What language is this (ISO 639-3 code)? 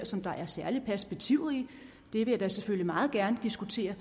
dan